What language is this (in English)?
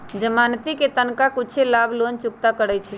Magahi